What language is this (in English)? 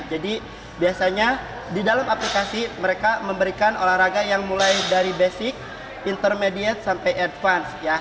Indonesian